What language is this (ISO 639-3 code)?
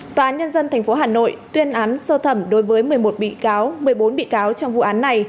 vie